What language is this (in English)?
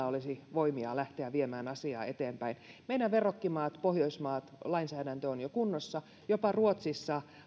Finnish